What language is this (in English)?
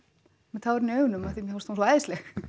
Icelandic